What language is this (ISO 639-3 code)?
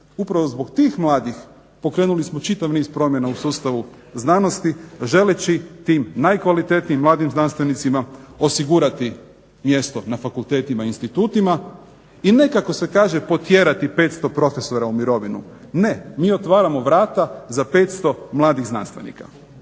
hrv